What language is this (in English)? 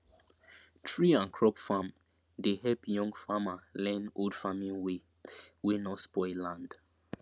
Nigerian Pidgin